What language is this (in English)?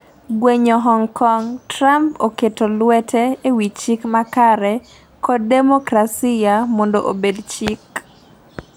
Luo (Kenya and Tanzania)